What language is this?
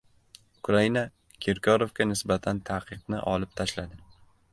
Uzbek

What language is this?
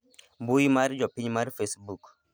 Luo (Kenya and Tanzania)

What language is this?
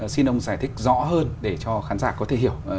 Vietnamese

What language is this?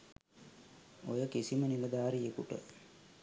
Sinhala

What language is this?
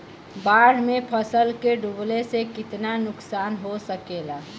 Bhojpuri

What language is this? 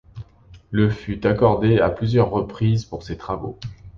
French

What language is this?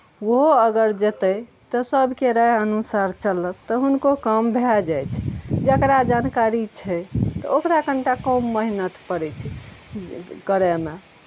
Maithili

